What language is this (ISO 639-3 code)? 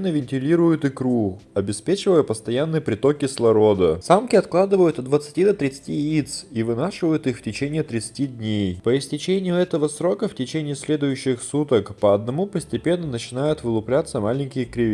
rus